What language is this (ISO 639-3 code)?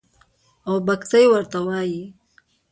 pus